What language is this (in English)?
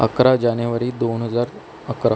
Marathi